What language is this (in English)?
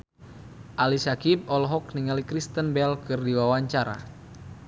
Sundanese